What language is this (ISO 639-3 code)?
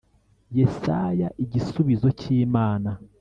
kin